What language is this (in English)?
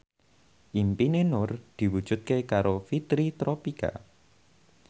Javanese